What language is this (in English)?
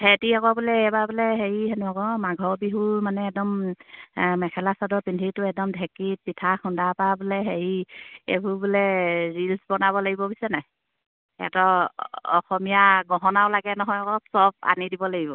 Assamese